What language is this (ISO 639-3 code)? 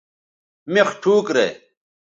btv